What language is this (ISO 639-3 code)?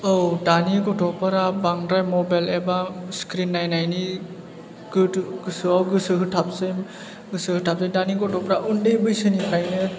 brx